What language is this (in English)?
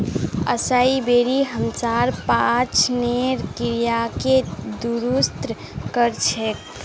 Magahi